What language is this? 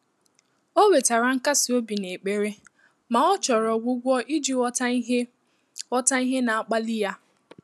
Igbo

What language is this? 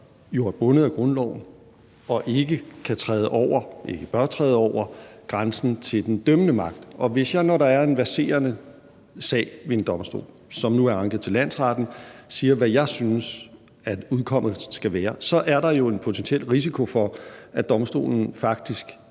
Danish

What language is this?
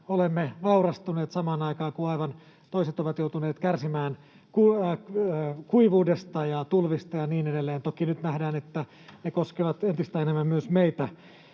Finnish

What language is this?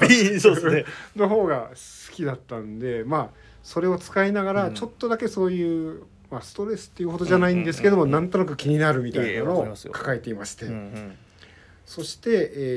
Japanese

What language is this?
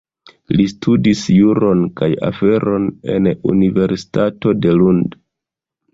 Esperanto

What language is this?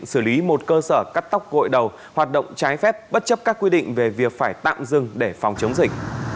Vietnamese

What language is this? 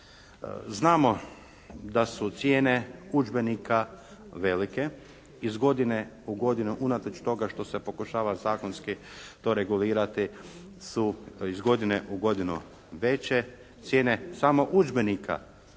Croatian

